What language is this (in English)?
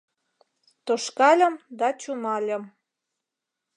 Mari